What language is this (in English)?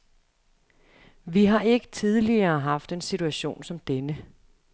Danish